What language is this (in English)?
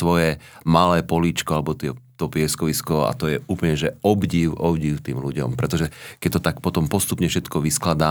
Slovak